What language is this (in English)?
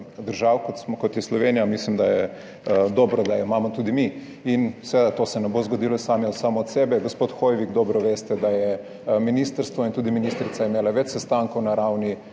Slovenian